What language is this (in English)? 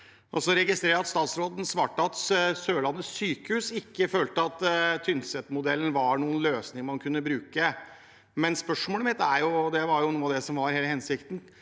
Norwegian